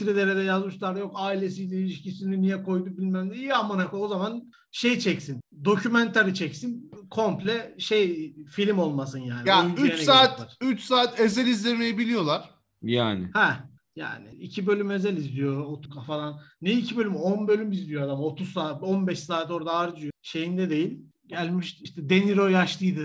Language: Turkish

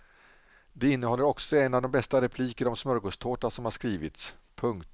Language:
Swedish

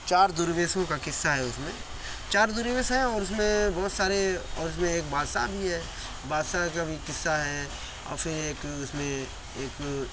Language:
Urdu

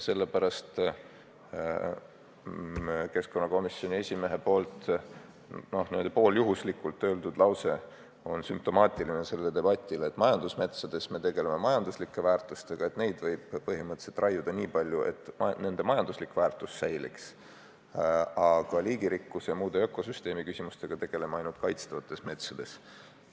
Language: Estonian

